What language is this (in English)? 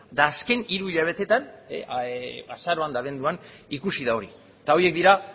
Basque